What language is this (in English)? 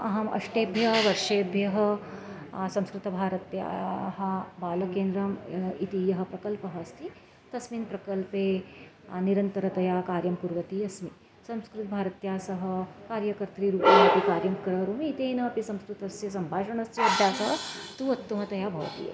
Sanskrit